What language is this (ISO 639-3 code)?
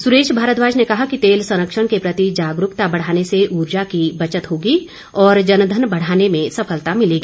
hin